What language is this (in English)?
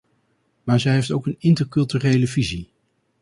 Dutch